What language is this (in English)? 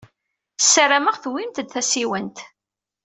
Kabyle